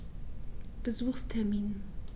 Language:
German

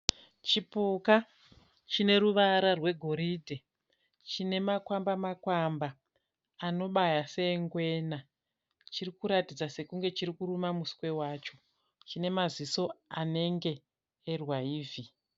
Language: Shona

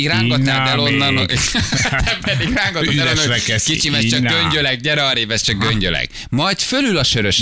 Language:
Hungarian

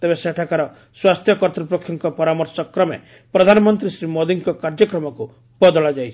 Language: Odia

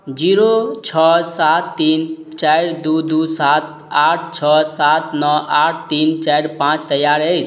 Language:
Maithili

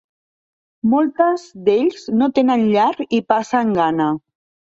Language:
Catalan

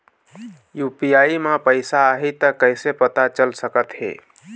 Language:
Chhattisgarhi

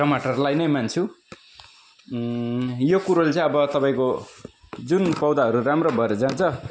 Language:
Nepali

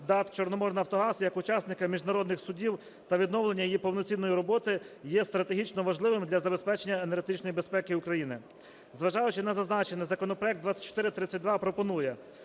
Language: Ukrainian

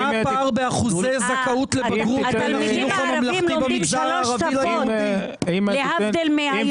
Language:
Hebrew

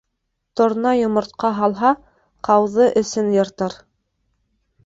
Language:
Bashkir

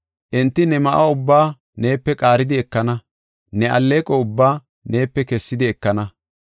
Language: Gofa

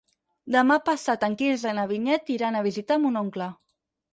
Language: Catalan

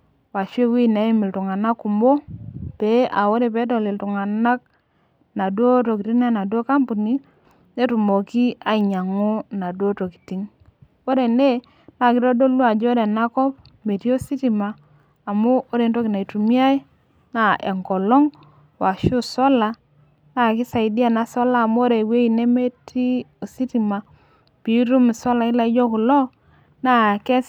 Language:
Masai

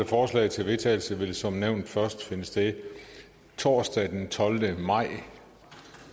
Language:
Danish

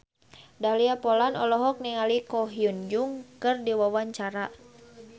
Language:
Sundanese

